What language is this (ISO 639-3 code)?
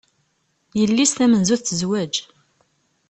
kab